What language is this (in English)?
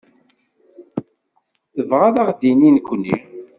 Kabyle